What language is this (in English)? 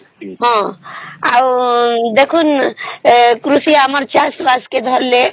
Odia